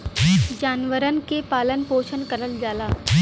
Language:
Bhojpuri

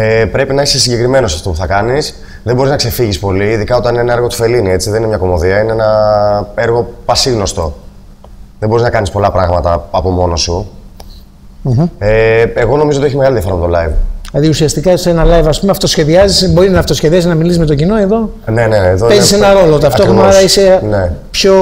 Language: Greek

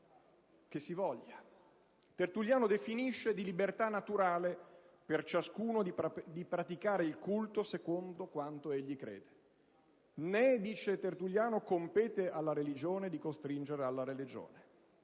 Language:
Italian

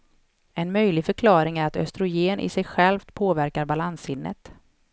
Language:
Swedish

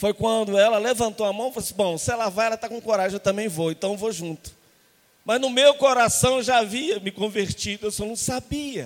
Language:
Portuguese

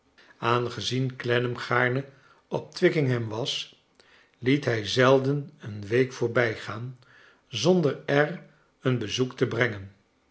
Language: Dutch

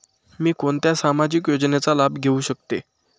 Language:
Marathi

